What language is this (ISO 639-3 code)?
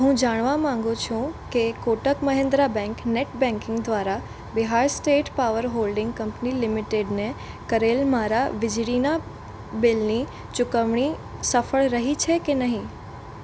guj